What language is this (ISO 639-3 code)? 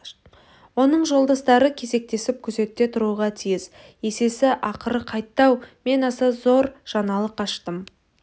kaz